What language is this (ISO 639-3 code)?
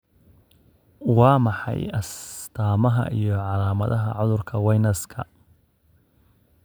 som